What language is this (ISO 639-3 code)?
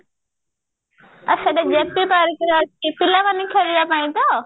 ori